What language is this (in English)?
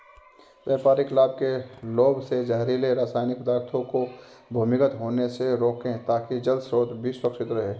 Hindi